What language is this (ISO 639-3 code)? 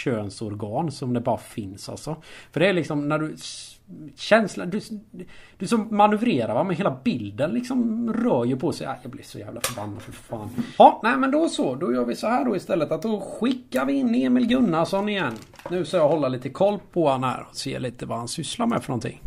swe